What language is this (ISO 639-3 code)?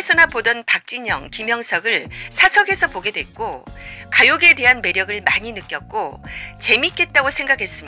kor